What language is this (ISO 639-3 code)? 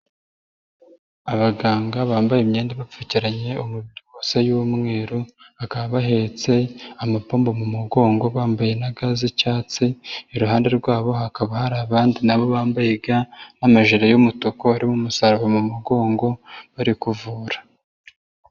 kin